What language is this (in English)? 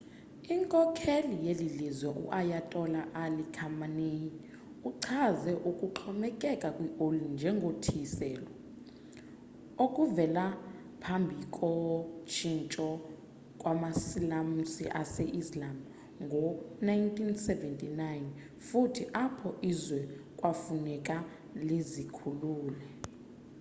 Xhosa